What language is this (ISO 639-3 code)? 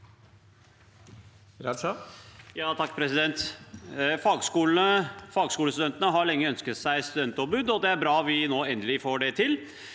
nor